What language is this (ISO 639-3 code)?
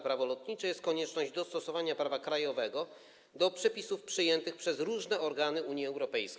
pol